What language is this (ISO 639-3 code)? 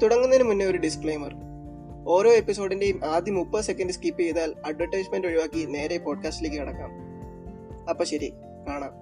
mal